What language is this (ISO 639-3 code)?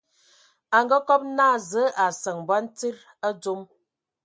ewo